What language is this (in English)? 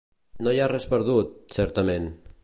Catalan